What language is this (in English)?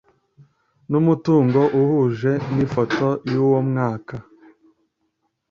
Kinyarwanda